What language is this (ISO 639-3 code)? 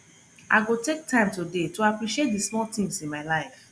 pcm